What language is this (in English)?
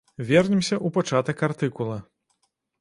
Belarusian